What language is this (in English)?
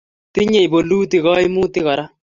Kalenjin